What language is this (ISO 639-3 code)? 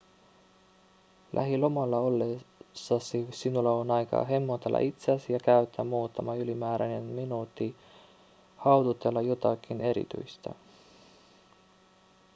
fin